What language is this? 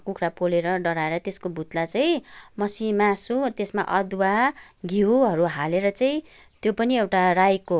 Nepali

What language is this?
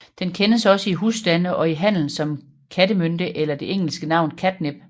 Danish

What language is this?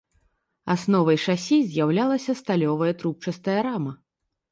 Belarusian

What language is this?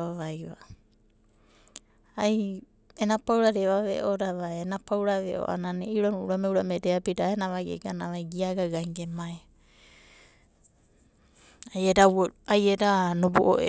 Abadi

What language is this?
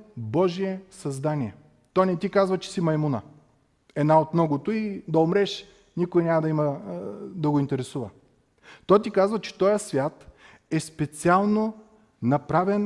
Bulgarian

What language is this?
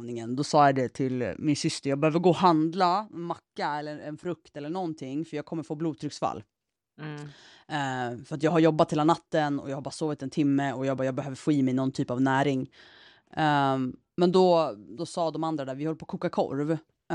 Swedish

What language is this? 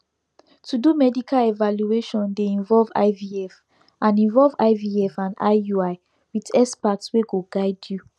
Nigerian Pidgin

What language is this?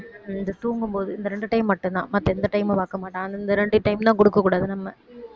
Tamil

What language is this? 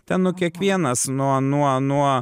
Lithuanian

